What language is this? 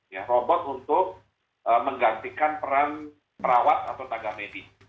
Indonesian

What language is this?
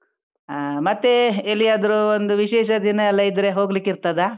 Kannada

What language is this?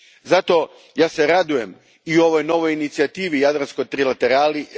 Croatian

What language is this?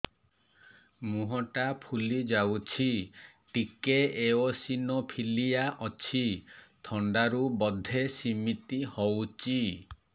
Odia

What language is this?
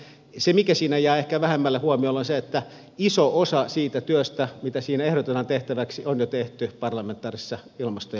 Finnish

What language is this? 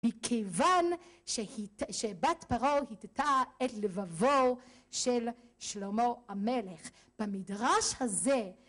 Hebrew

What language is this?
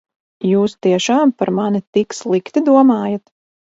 Latvian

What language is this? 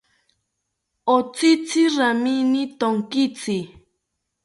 South Ucayali Ashéninka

